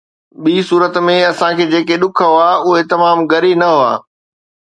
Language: Sindhi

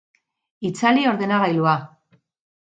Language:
Basque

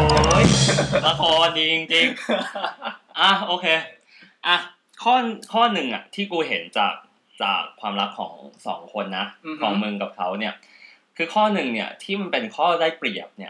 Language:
Thai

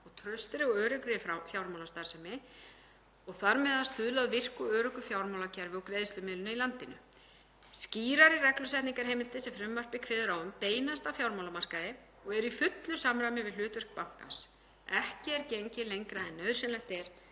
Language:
Icelandic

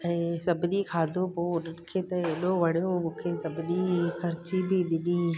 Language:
Sindhi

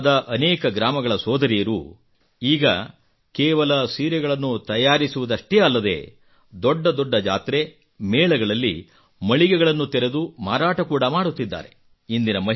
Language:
Kannada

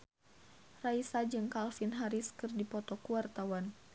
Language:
Sundanese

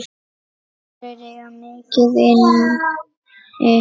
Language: Icelandic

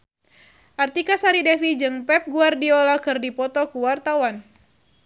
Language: Sundanese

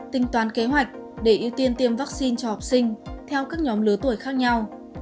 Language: Vietnamese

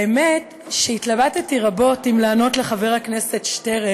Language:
Hebrew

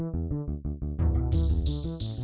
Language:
Indonesian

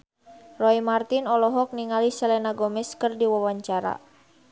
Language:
Sundanese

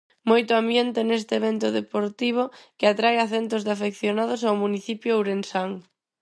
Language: Galician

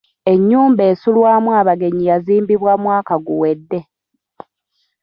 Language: Ganda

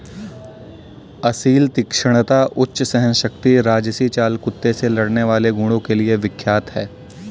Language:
Hindi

